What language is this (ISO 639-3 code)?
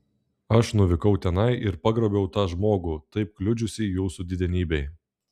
lit